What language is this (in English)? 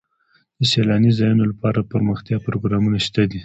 Pashto